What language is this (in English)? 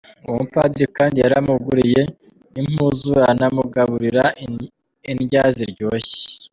Kinyarwanda